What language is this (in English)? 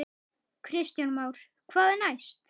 Icelandic